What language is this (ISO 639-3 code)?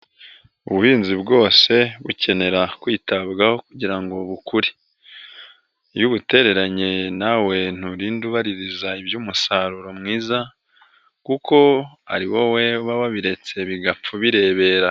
kin